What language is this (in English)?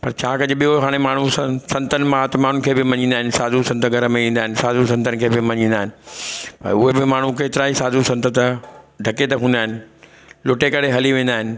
Sindhi